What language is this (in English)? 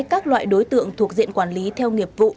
Vietnamese